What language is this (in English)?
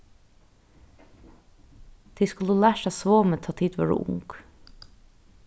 Faroese